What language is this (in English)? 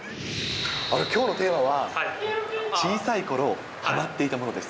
Japanese